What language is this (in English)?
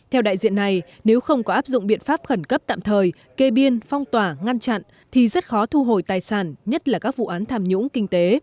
Vietnamese